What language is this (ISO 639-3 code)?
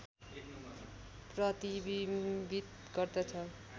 nep